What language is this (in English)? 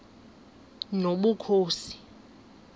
Xhosa